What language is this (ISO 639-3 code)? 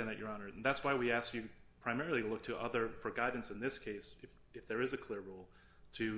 eng